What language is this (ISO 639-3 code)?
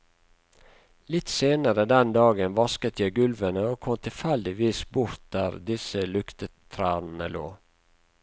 nor